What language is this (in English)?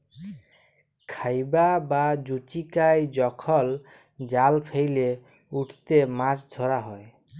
Bangla